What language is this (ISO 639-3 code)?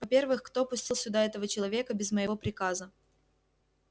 rus